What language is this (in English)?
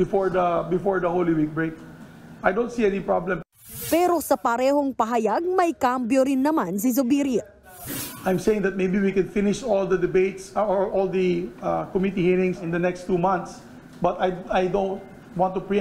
Filipino